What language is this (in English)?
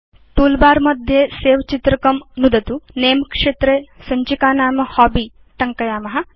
Sanskrit